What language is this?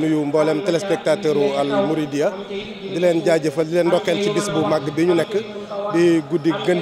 French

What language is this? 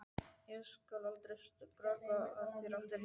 Icelandic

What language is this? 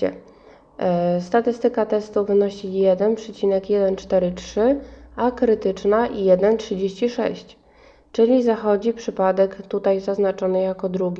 Polish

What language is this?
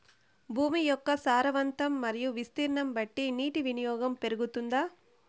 Telugu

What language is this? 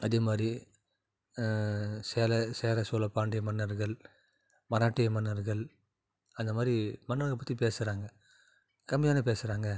Tamil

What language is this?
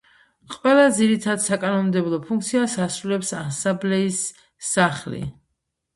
Georgian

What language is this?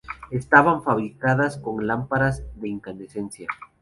Spanish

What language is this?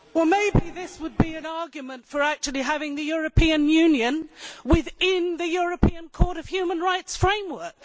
English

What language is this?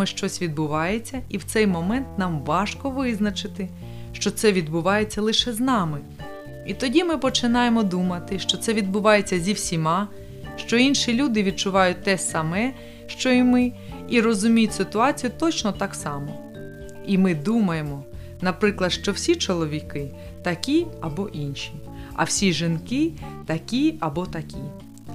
Ukrainian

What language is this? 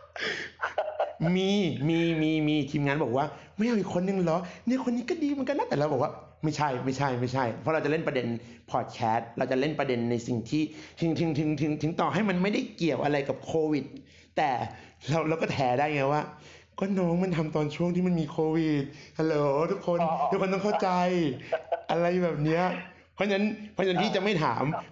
Thai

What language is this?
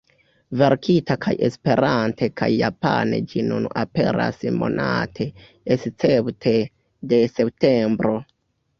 Esperanto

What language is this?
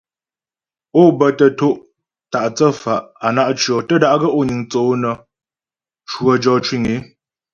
Ghomala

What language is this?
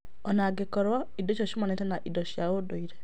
Kikuyu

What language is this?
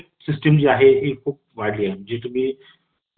Marathi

